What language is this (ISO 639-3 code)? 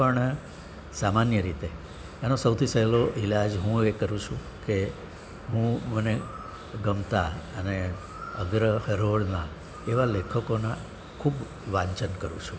guj